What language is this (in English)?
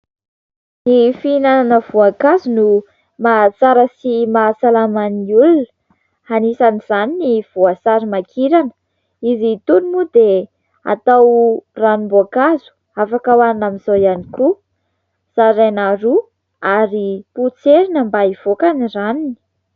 Malagasy